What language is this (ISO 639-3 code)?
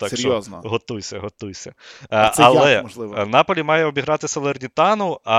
ukr